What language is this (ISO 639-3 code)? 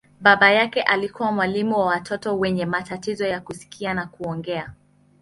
swa